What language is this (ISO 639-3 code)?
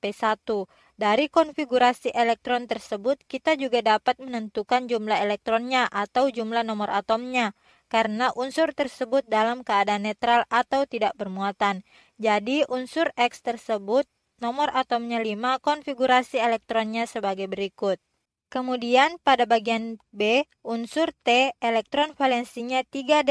ind